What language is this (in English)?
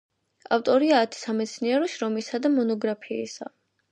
Georgian